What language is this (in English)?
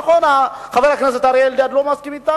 Hebrew